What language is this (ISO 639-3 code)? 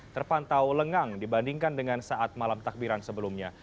ind